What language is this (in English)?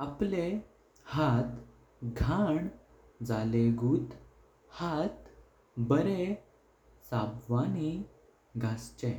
Konkani